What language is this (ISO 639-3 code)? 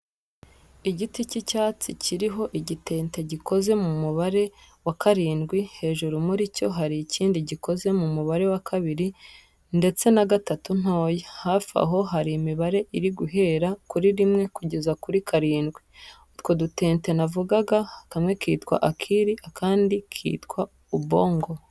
kin